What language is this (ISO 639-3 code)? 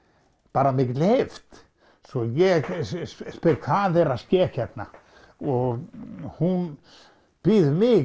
isl